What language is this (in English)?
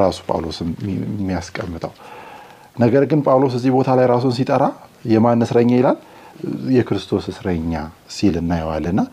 Amharic